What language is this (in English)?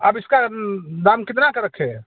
Hindi